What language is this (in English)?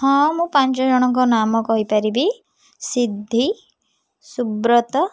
Odia